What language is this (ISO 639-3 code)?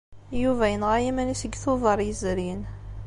kab